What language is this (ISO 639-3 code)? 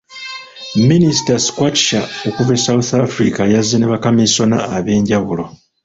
lug